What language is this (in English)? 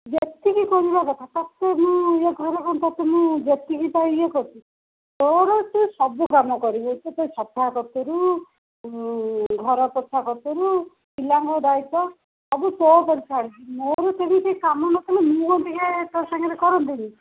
Odia